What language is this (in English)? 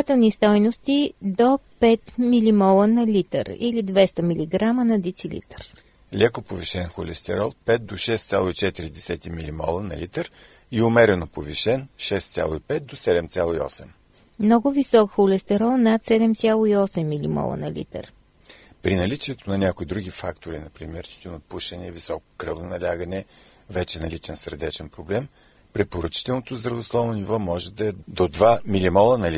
Bulgarian